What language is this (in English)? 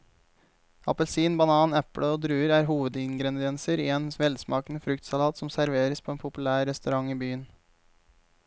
Norwegian